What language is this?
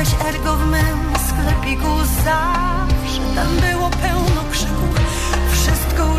Polish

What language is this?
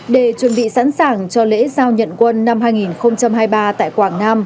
Vietnamese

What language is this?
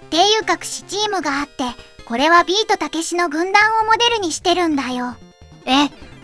Japanese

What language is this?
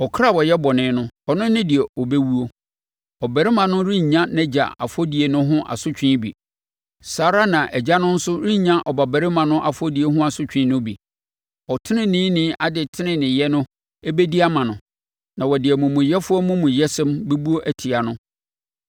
Akan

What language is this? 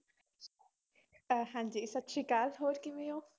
Punjabi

